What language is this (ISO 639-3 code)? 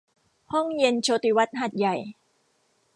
tha